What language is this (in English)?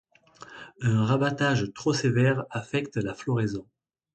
French